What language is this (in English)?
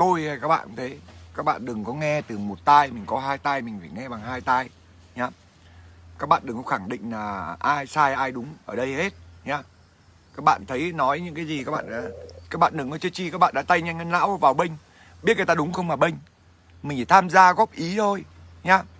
Vietnamese